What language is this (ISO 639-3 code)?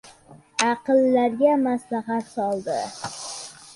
uzb